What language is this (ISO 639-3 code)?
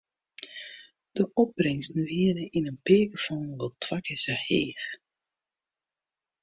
fry